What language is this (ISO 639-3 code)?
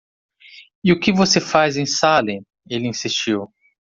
por